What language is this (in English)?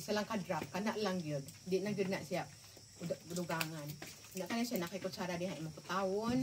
Filipino